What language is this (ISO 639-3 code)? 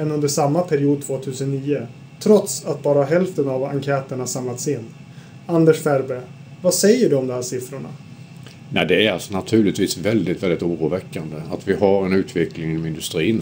swe